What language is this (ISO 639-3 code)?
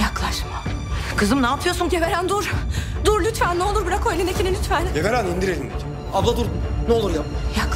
tur